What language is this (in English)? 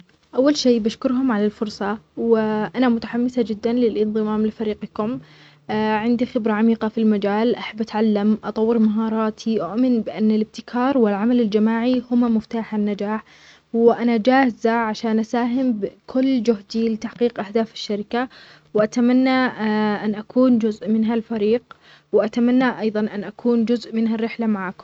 Omani Arabic